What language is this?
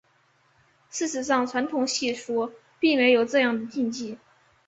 Chinese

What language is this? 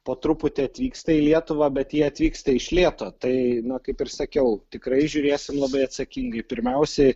Lithuanian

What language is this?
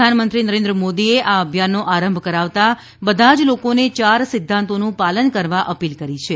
Gujarati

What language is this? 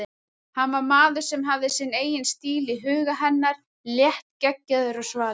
Icelandic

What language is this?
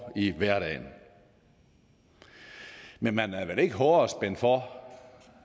Danish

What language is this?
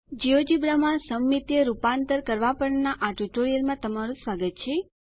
Gujarati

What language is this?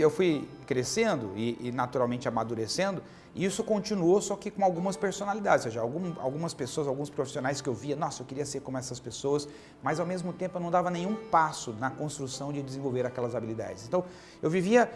Portuguese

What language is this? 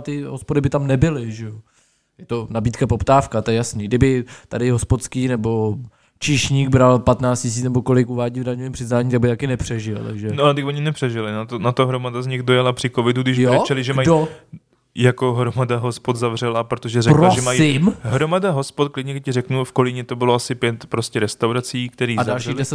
Czech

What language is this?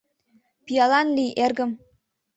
Mari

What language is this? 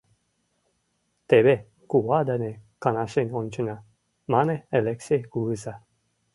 Mari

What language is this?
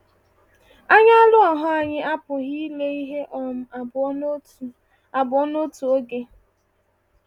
Igbo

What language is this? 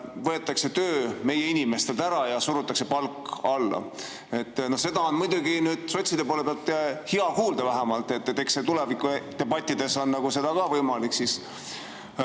Estonian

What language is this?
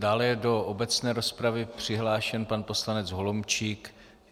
Czech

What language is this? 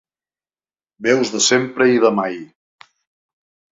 Catalan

